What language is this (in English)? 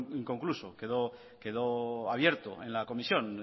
Spanish